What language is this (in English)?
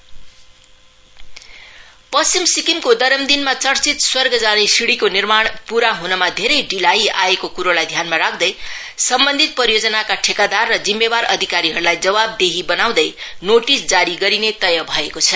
Nepali